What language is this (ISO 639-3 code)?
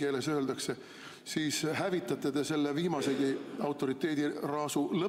fin